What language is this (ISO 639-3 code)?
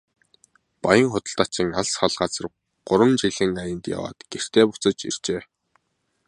mon